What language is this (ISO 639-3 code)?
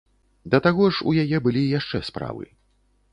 bel